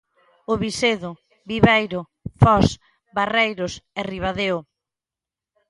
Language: Galician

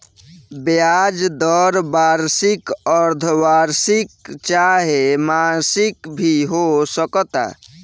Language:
Bhojpuri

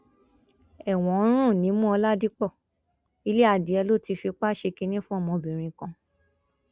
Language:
Yoruba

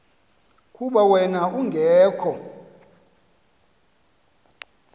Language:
Xhosa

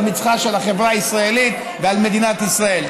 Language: Hebrew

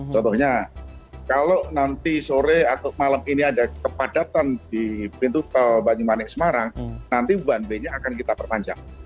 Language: Indonesian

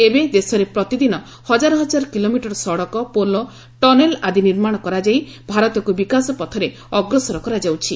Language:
Odia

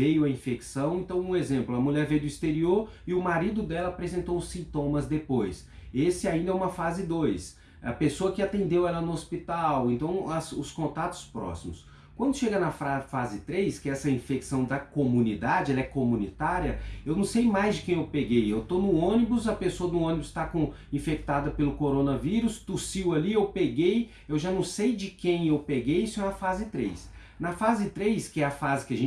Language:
Portuguese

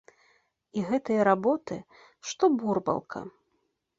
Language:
Belarusian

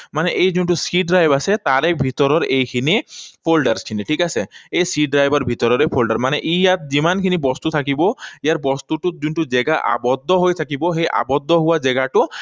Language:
Assamese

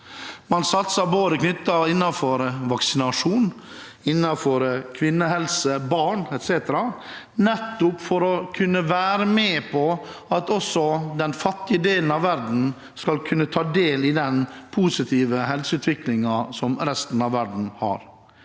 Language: Norwegian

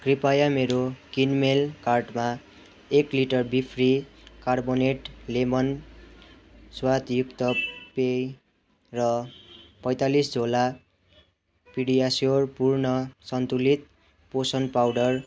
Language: Nepali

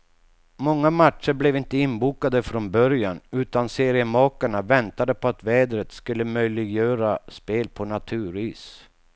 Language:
Swedish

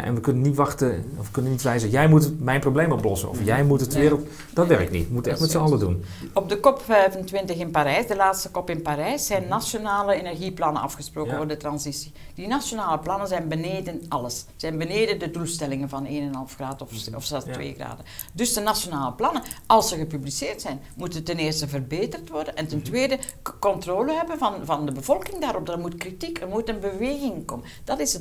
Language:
Dutch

